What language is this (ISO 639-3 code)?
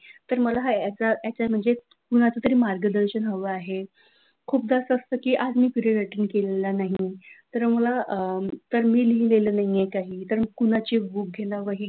mar